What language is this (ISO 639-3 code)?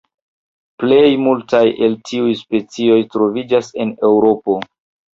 epo